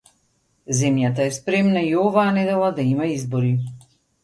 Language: Macedonian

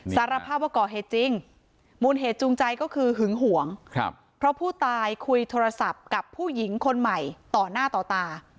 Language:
Thai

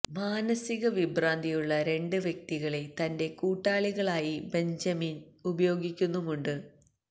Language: Malayalam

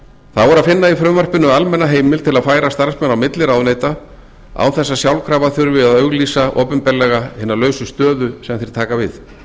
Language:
Icelandic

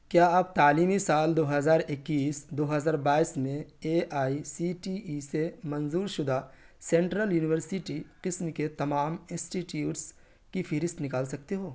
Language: Urdu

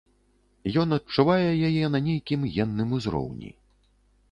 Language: Belarusian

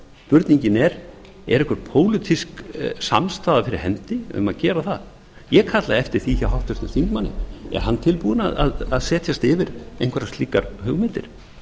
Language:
Icelandic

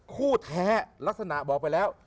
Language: Thai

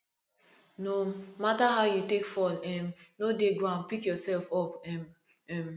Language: Nigerian Pidgin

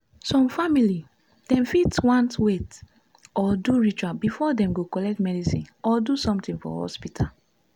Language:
Nigerian Pidgin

